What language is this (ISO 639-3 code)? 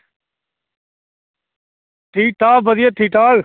doi